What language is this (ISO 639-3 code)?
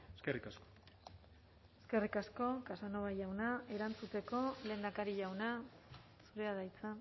eus